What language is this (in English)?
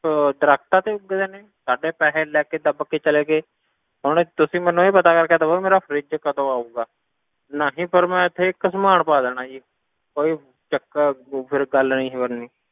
Punjabi